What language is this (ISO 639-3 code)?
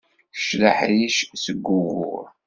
kab